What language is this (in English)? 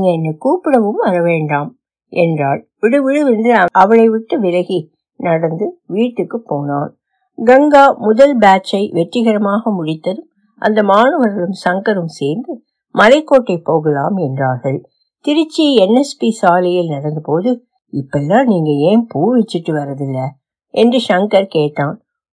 Tamil